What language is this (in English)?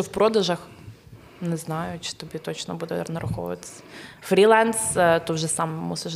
Ukrainian